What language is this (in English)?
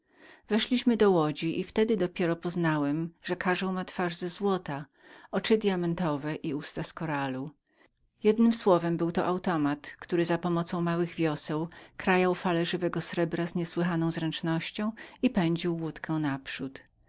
Polish